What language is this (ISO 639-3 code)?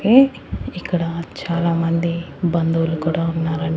tel